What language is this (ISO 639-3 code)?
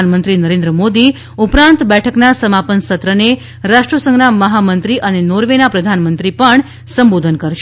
guj